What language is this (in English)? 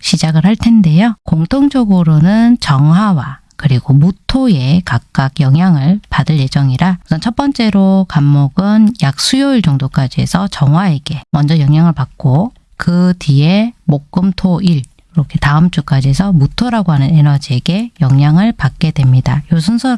Korean